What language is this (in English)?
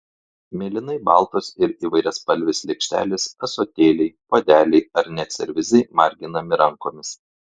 Lithuanian